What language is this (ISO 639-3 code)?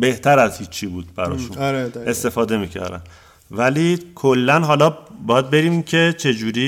fas